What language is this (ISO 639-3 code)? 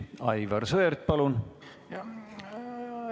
est